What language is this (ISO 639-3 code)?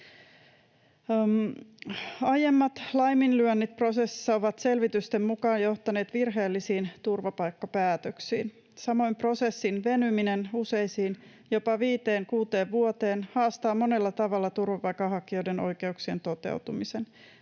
fin